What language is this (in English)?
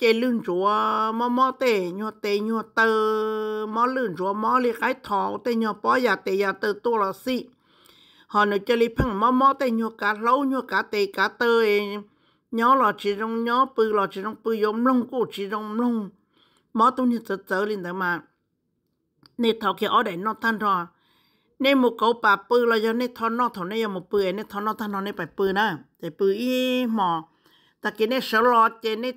Thai